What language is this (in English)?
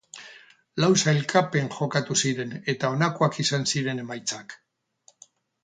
Basque